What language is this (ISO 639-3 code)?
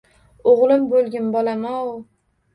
uzb